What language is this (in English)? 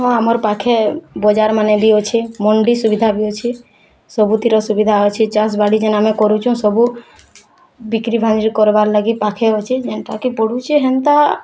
Odia